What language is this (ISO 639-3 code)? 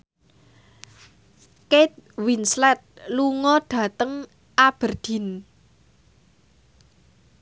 jav